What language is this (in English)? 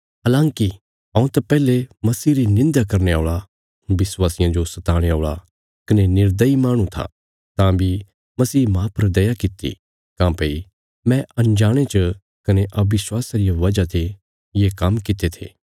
Bilaspuri